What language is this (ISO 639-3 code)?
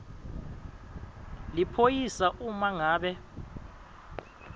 ssw